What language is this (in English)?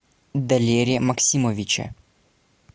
Russian